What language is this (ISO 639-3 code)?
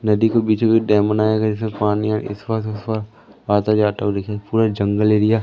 hin